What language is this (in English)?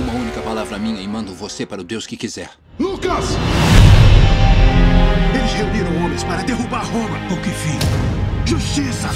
Portuguese